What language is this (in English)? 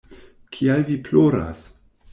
Esperanto